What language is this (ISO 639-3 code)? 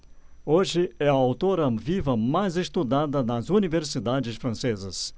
por